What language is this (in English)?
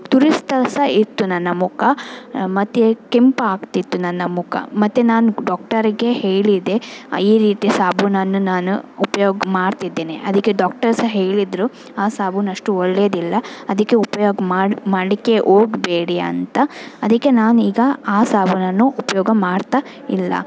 Kannada